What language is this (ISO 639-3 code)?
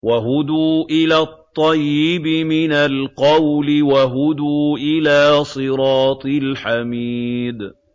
ara